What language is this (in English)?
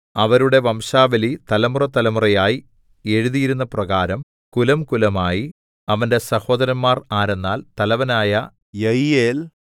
Malayalam